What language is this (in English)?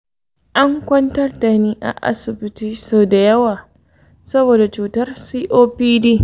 Hausa